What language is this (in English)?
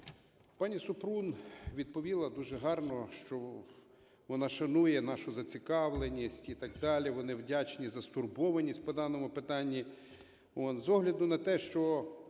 Ukrainian